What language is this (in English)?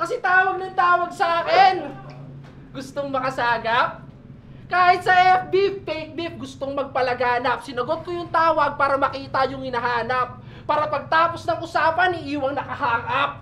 Filipino